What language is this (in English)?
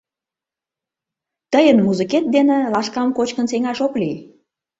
Mari